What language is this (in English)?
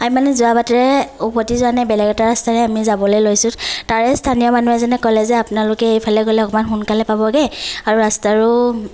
Assamese